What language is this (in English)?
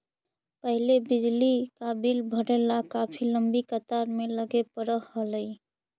Magahi